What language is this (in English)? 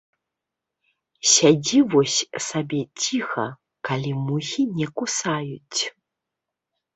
Belarusian